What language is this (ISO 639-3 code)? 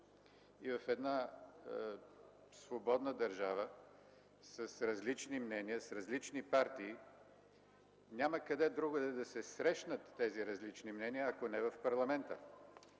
bul